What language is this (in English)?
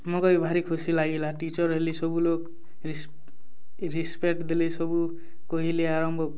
Odia